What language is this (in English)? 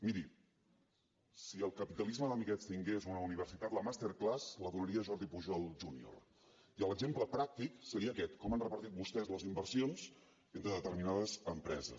Catalan